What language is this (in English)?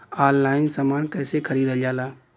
Bhojpuri